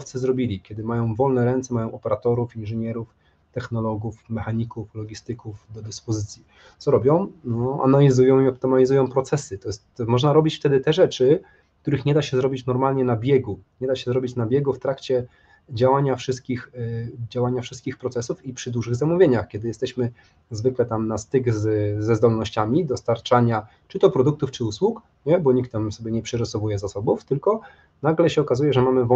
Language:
Polish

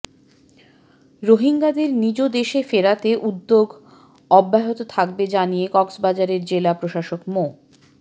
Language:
Bangla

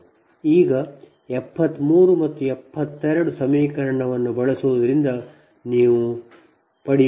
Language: Kannada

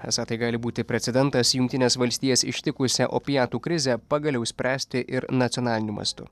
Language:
Lithuanian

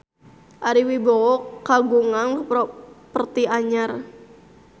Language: Sundanese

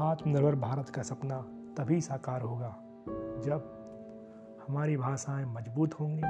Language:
Hindi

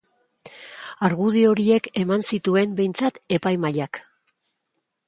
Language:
Basque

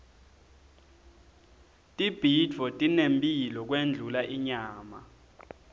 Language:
Swati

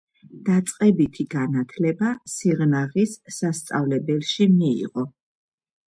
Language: Georgian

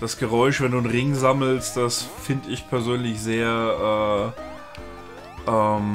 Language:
German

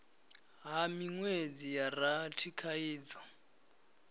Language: Venda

